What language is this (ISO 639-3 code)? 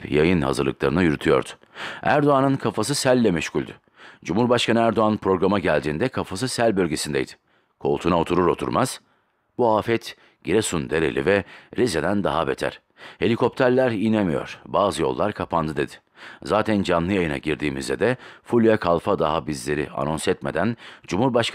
tur